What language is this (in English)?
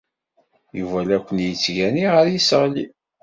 Kabyle